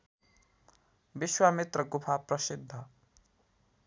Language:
Nepali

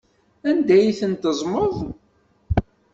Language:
Kabyle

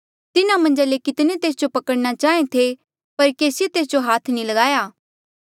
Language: Mandeali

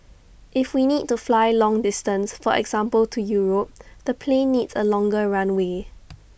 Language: English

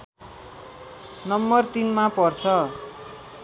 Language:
Nepali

